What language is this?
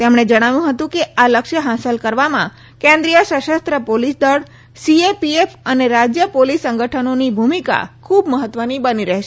Gujarati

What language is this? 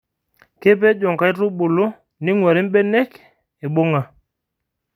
Masai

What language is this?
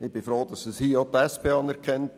Swiss German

